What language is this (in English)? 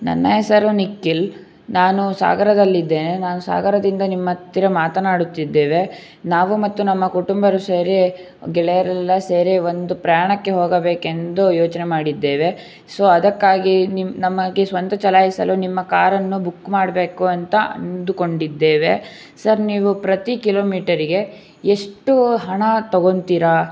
Kannada